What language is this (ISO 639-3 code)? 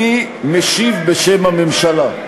heb